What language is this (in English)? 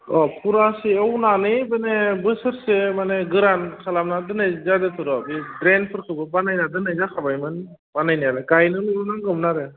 Bodo